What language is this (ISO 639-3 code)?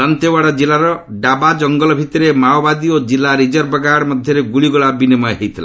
ori